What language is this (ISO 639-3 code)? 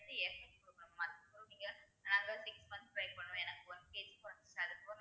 tam